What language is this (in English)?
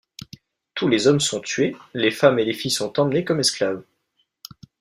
French